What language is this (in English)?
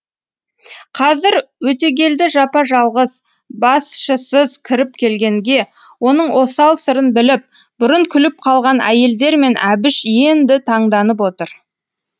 Kazakh